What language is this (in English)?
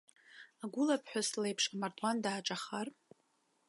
Abkhazian